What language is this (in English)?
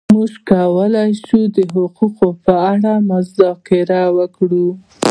Pashto